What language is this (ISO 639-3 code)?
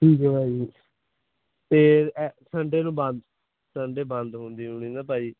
pan